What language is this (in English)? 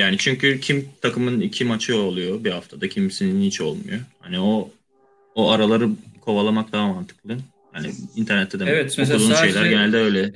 Turkish